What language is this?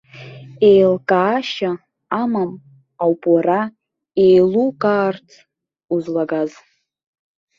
Abkhazian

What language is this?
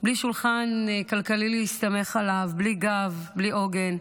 Hebrew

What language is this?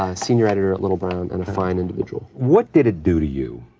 English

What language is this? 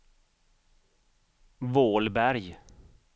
Swedish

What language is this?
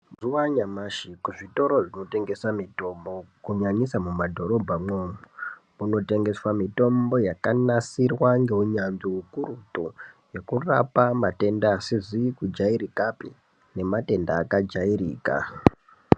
Ndau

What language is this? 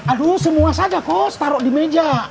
Indonesian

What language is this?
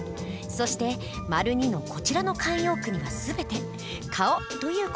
Japanese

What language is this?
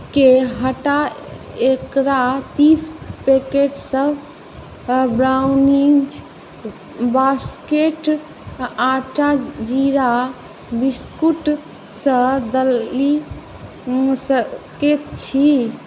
Maithili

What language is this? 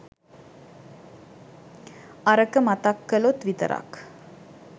Sinhala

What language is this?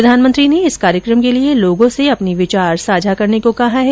Hindi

